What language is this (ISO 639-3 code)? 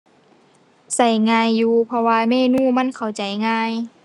tha